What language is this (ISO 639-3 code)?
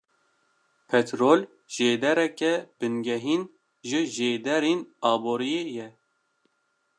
kur